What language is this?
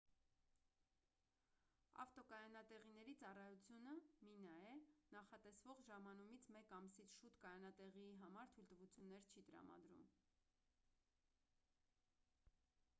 Armenian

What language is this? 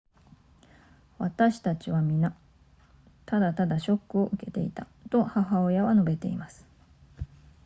Japanese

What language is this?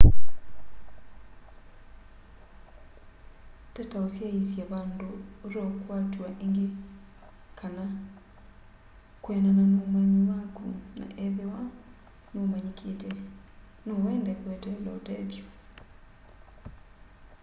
Kamba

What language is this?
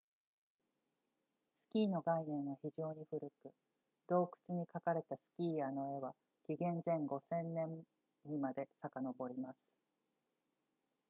Japanese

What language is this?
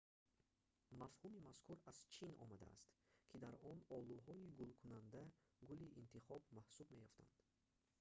Tajik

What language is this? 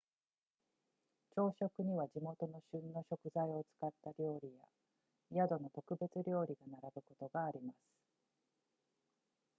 Japanese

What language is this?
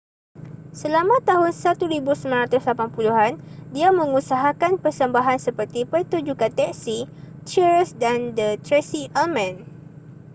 Malay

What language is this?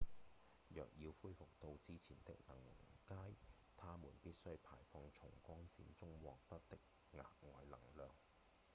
Cantonese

